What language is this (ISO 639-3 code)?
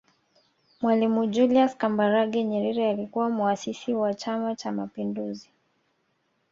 swa